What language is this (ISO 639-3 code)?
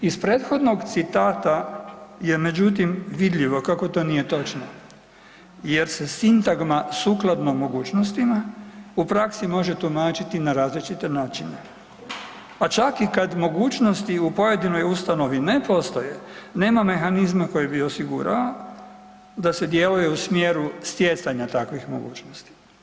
hrv